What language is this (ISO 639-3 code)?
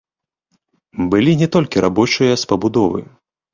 bel